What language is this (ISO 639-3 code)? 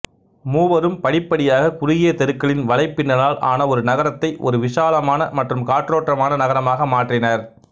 tam